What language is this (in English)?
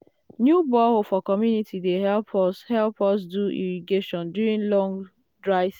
Nigerian Pidgin